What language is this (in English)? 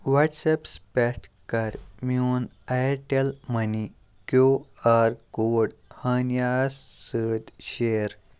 Kashmiri